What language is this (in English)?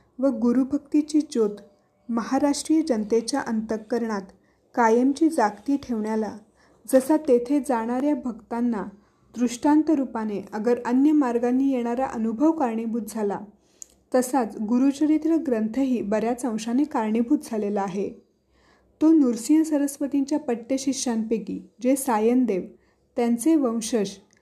Marathi